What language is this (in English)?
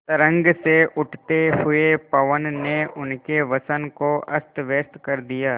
Hindi